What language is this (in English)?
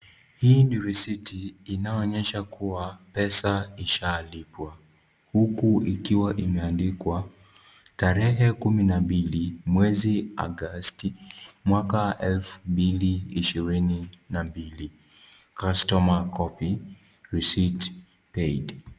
Swahili